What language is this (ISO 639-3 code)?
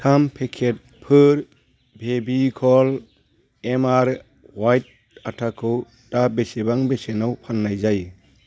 brx